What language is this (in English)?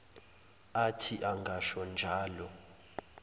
Zulu